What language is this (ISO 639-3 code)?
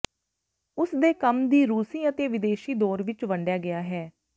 pan